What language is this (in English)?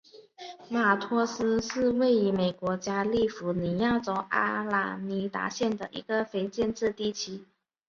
Chinese